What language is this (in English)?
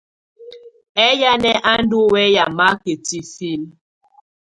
Tunen